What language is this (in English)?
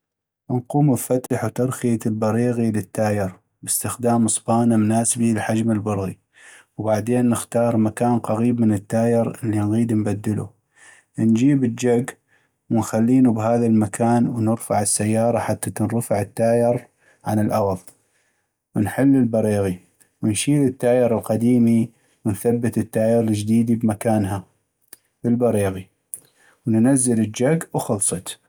North Mesopotamian Arabic